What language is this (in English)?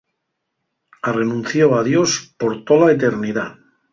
Asturian